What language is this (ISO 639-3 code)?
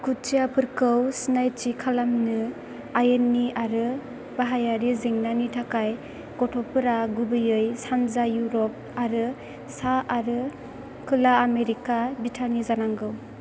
brx